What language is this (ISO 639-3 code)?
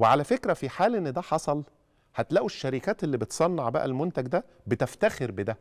ara